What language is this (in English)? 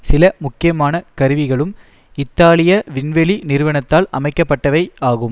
Tamil